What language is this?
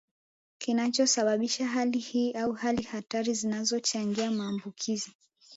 Swahili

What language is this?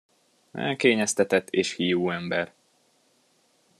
Hungarian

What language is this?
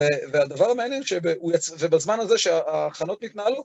Hebrew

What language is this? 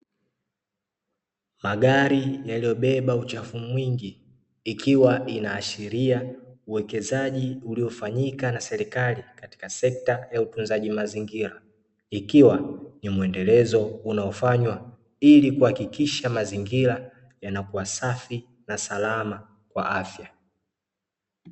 Swahili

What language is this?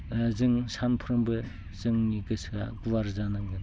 Bodo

